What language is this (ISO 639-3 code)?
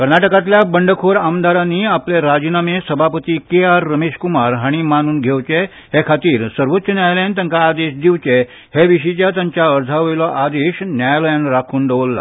kok